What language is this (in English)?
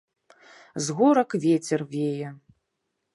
Belarusian